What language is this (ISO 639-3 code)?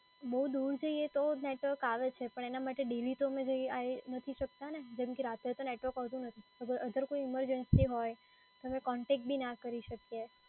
guj